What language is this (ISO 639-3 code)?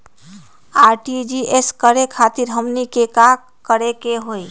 mag